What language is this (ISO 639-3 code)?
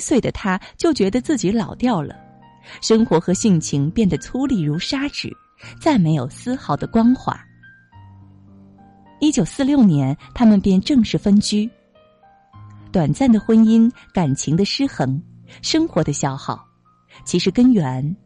zho